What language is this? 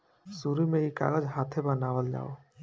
Bhojpuri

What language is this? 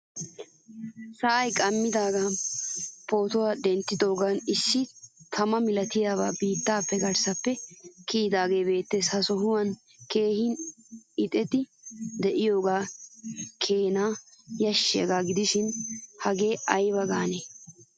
Wolaytta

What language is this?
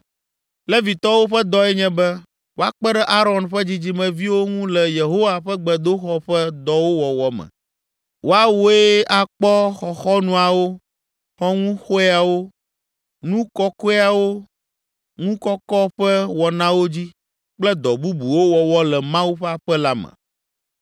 Ewe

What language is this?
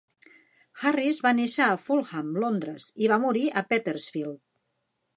Catalan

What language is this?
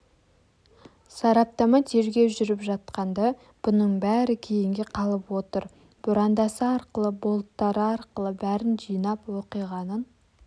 Kazakh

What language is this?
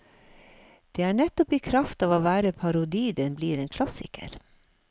Norwegian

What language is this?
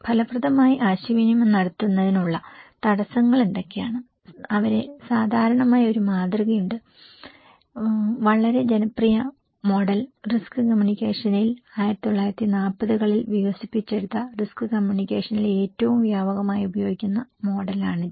Malayalam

